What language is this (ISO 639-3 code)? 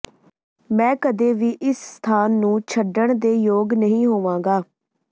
pan